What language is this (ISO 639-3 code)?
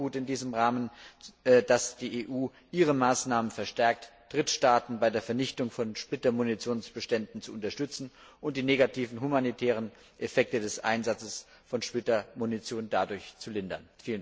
deu